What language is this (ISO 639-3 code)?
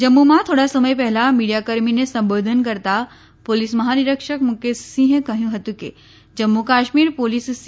guj